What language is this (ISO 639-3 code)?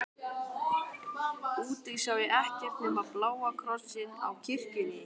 isl